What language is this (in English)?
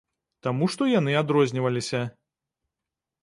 Belarusian